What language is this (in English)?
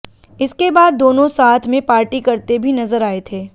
Hindi